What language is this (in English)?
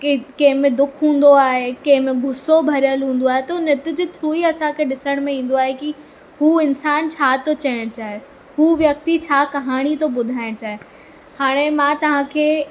Sindhi